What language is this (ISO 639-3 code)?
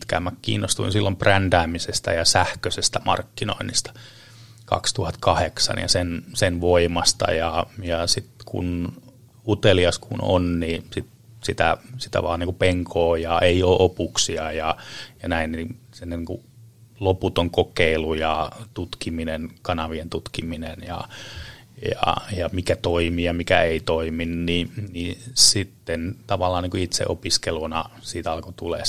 fin